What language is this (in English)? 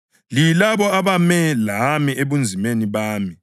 North Ndebele